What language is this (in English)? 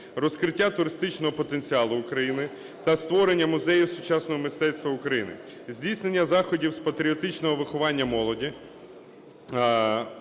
Ukrainian